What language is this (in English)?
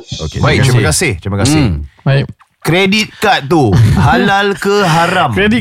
Malay